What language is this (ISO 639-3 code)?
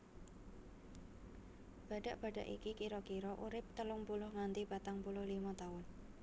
jav